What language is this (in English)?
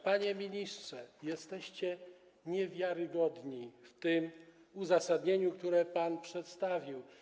Polish